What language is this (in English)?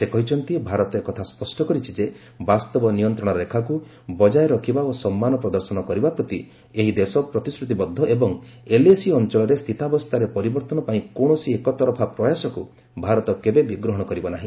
Odia